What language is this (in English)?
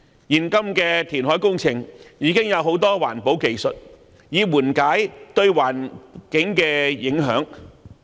Cantonese